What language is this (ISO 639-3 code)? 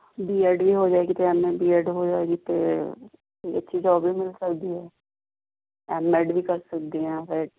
pan